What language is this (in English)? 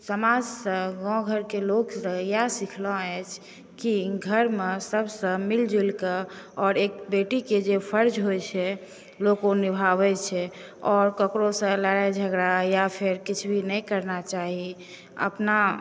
Maithili